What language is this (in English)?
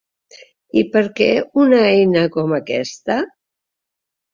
Catalan